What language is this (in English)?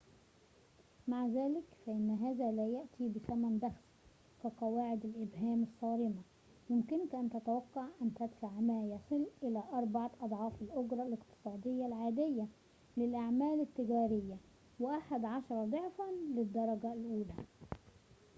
Arabic